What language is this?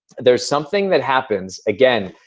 English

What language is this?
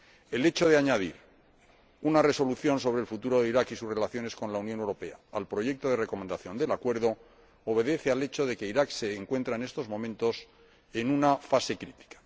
Spanish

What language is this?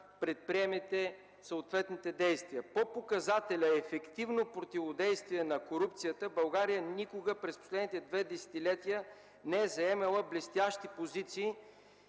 Bulgarian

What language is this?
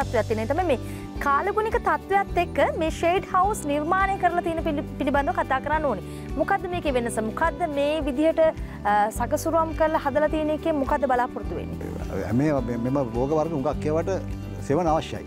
Indonesian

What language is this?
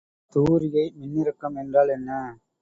Tamil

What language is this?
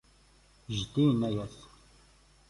Kabyle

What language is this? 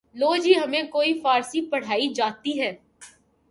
Urdu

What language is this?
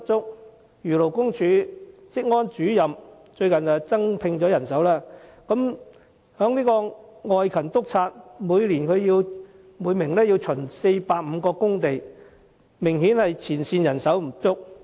Cantonese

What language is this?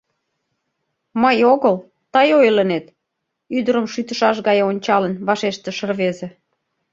Mari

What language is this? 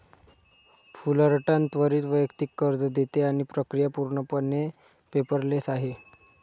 Marathi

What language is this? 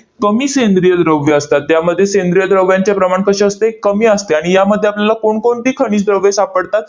Marathi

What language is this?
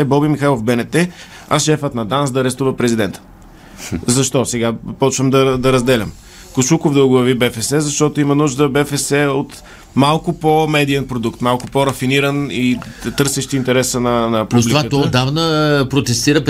Bulgarian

